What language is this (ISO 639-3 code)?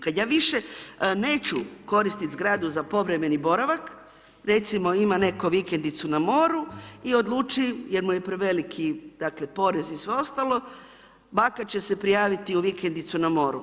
hrv